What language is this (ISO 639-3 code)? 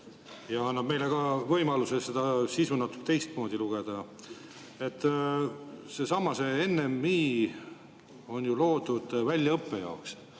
est